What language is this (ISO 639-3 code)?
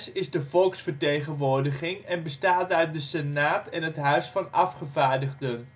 nld